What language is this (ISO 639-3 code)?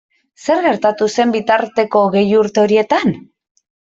eus